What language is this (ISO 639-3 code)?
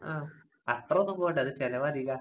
mal